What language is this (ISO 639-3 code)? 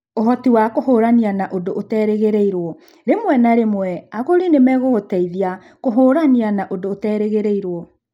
kik